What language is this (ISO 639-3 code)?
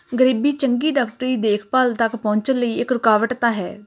pan